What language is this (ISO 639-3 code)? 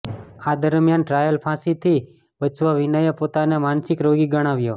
guj